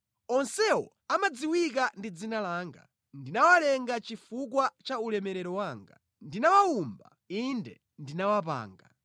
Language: Nyanja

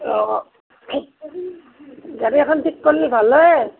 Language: Assamese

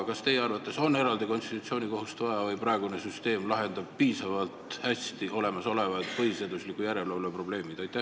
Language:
Estonian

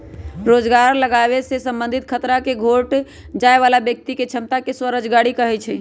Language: Magahi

